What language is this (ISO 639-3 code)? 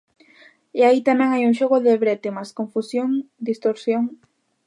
glg